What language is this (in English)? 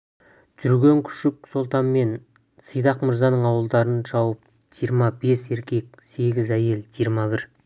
Kazakh